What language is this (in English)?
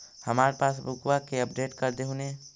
Magahi